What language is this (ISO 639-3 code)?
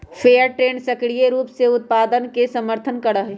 mag